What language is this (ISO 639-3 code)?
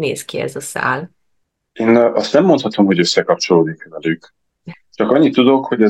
hun